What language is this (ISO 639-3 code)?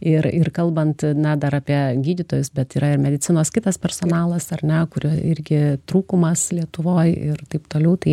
lit